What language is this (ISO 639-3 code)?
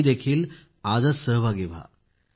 mar